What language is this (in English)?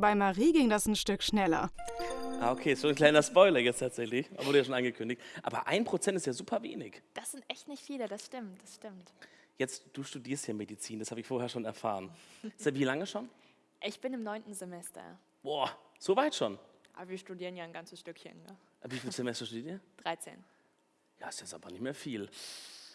German